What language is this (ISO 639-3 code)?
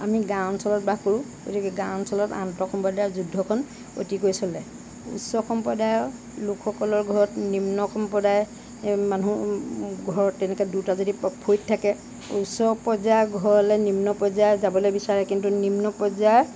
asm